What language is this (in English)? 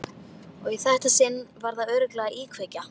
Icelandic